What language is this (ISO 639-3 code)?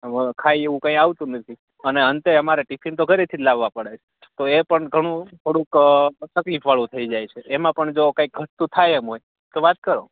guj